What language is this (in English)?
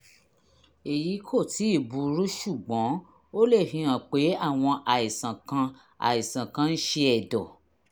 Yoruba